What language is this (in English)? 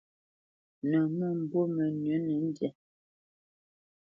Bamenyam